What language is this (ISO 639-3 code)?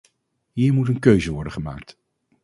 nld